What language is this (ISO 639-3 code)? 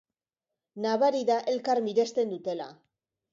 eus